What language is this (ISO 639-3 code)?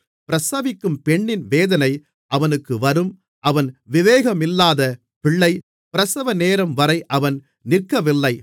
tam